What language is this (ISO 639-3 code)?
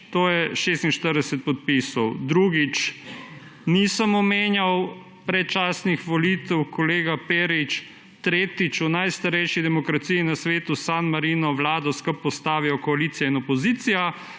slv